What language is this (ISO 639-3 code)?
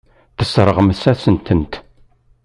kab